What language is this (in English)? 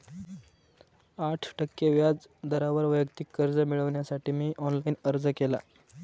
Marathi